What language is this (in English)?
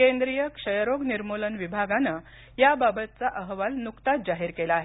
Marathi